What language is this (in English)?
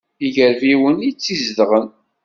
Kabyle